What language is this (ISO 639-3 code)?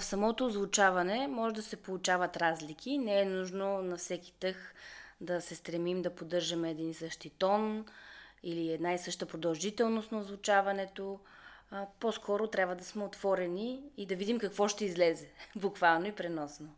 bul